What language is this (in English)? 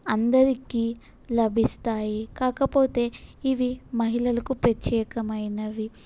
Telugu